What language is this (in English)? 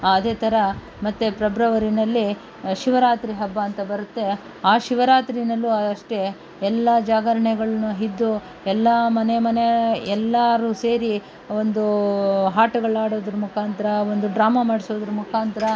Kannada